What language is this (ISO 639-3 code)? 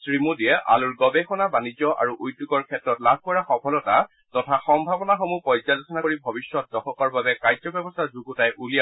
asm